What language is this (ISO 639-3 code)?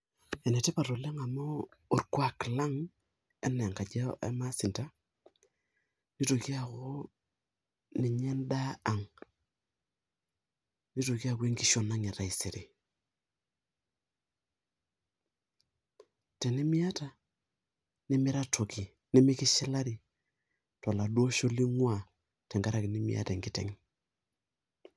mas